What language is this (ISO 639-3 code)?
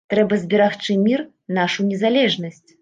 bel